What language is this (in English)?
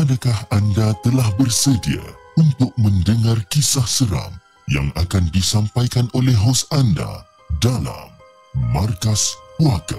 Malay